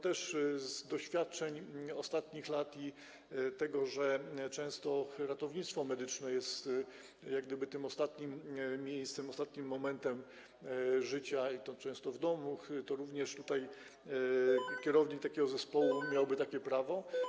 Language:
Polish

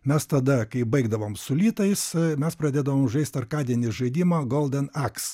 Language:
Lithuanian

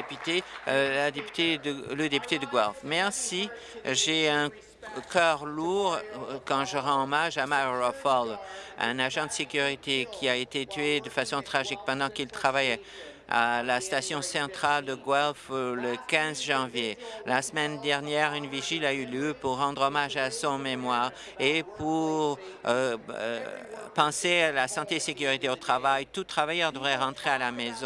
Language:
French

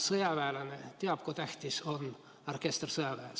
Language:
Estonian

